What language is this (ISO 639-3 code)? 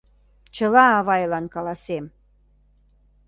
chm